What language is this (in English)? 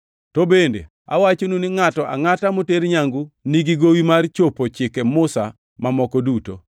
Luo (Kenya and Tanzania)